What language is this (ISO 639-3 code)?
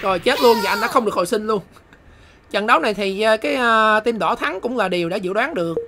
vie